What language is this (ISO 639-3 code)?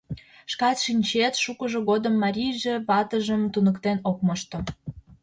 chm